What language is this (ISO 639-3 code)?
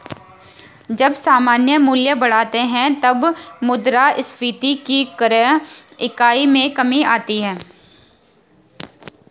hin